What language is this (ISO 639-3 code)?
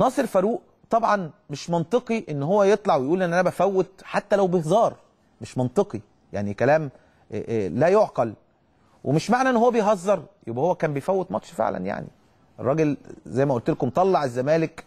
ara